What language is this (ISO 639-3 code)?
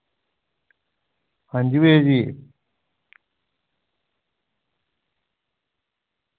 doi